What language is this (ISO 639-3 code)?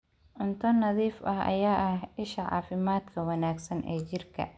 som